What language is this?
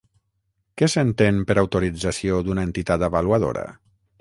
Catalan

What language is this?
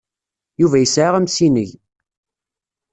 Kabyle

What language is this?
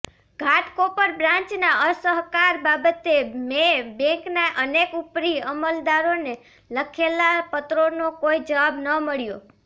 Gujarati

